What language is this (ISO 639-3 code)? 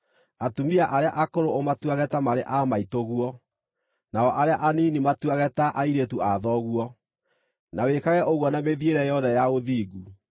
kik